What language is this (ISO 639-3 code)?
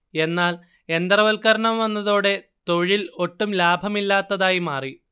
mal